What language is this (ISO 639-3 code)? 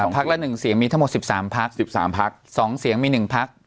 tha